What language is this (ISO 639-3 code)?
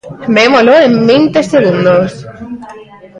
glg